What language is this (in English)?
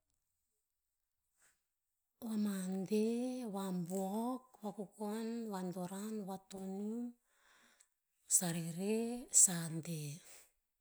Tinputz